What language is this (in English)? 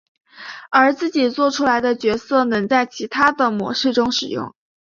Chinese